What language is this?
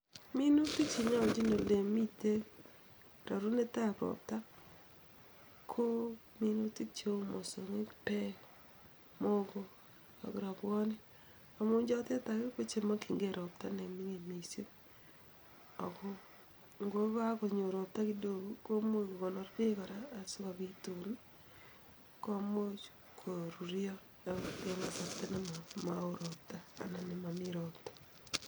Kalenjin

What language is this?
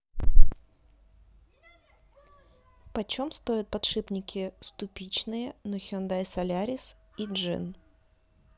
Russian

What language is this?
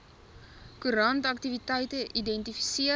Afrikaans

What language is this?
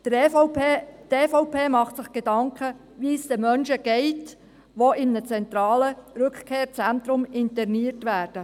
Swiss German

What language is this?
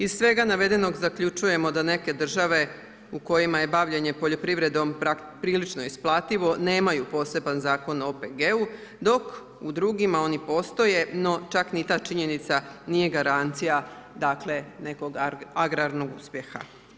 Croatian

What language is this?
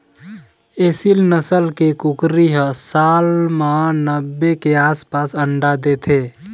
Chhattisgarhi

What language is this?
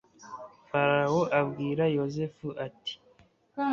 Kinyarwanda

